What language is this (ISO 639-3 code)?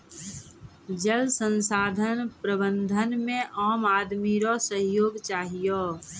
mai